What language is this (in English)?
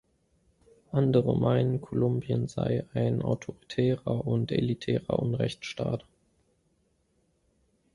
German